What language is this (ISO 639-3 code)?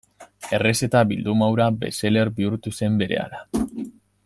eus